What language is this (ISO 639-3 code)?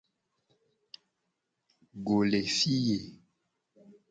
gej